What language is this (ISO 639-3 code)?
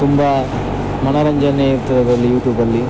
kan